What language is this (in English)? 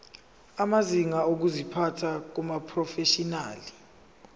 Zulu